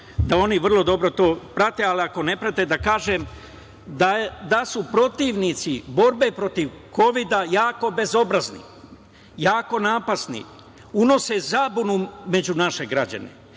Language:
Serbian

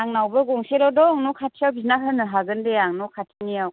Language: Bodo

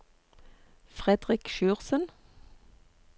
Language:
Norwegian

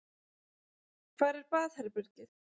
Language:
Icelandic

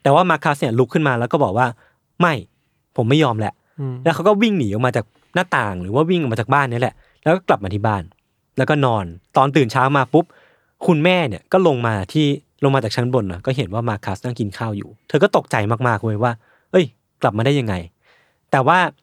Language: Thai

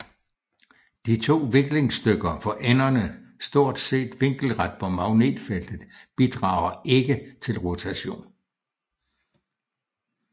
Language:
Danish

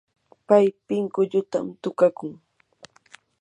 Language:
Yanahuanca Pasco Quechua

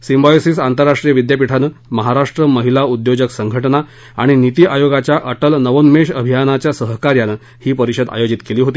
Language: Marathi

